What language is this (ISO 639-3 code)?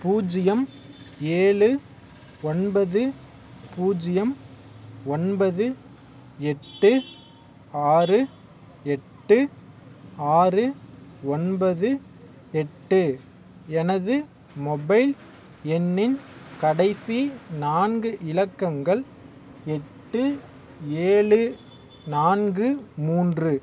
tam